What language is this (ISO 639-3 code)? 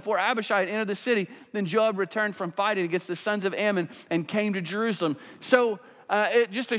eng